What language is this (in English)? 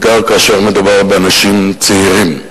Hebrew